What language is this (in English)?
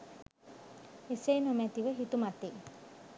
Sinhala